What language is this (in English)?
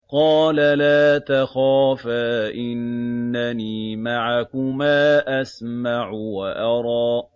Arabic